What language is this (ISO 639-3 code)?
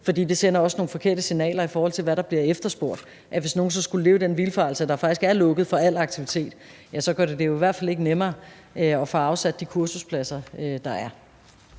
dan